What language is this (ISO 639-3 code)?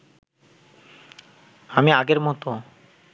ben